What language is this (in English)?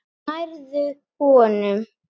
Icelandic